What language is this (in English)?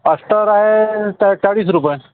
Marathi